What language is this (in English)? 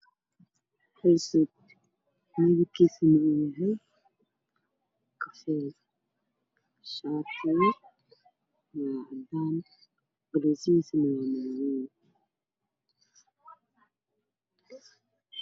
Somali